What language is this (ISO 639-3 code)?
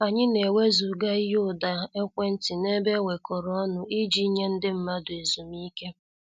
ibo